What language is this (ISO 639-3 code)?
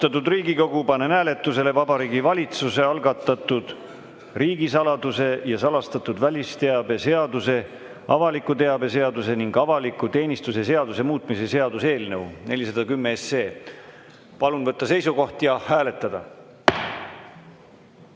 est